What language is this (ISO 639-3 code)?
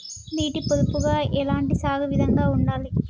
tel